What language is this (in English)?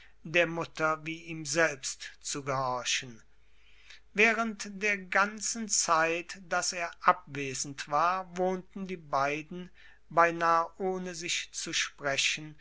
German